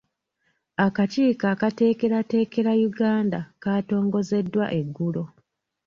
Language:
Ganda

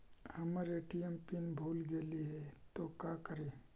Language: Magahi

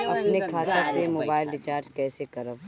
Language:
Bhojpuri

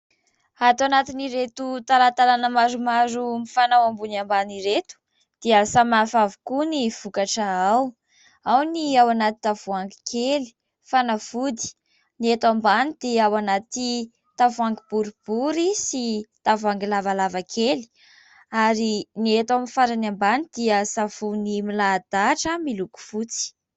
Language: Malagasy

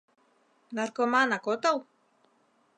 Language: Mari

